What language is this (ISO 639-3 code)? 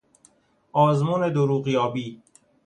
fas